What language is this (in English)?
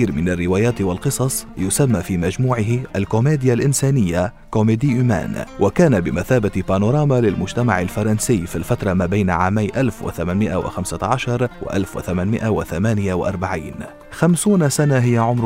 Arabic